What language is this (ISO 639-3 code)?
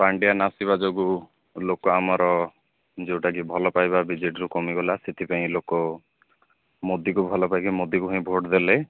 ori